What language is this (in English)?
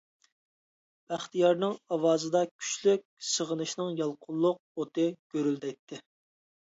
Uyghur